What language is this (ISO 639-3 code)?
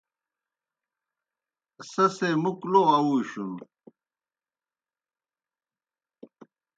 plk